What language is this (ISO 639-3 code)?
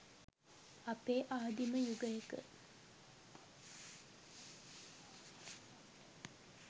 sin